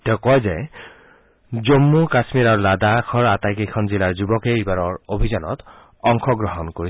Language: Assamese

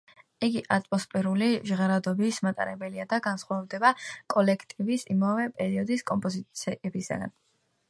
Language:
Georgian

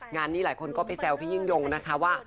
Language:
Thai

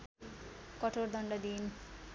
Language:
Nepali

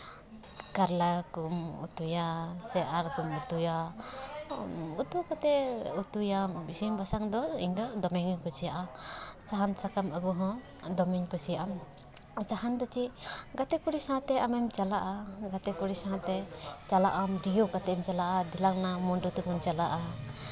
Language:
Santali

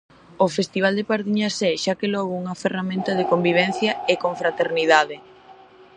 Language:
Galician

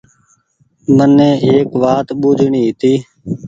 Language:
Goaria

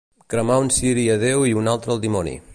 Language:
Catalan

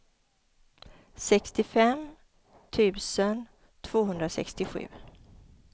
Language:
Swedish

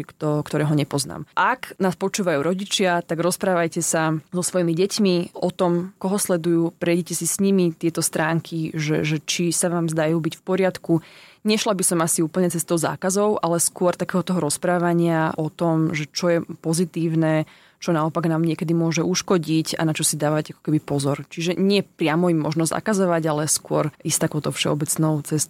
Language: Slovak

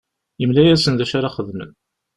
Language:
Kabyle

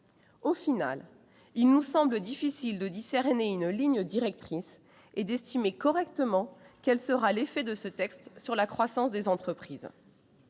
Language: French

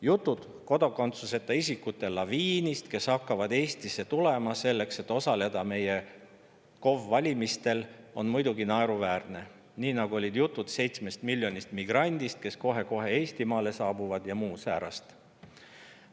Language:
Estonian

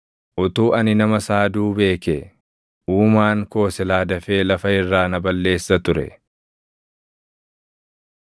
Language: Oromo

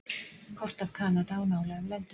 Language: Icelandic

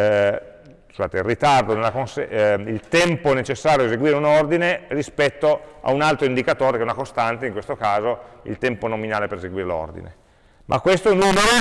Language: Italian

